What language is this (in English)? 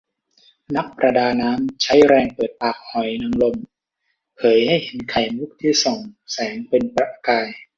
Thai